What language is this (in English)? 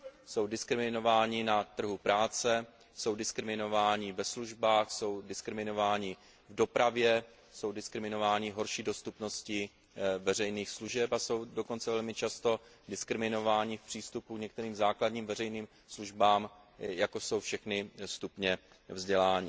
Czech